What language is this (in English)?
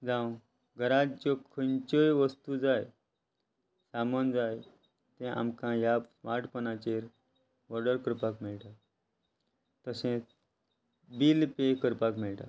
Konkani